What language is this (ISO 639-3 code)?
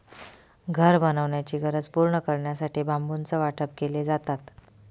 mar